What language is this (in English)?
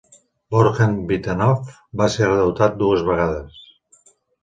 Catalan